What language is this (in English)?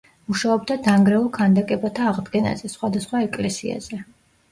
Georgian